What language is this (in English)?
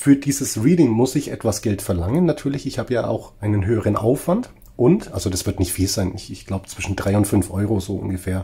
German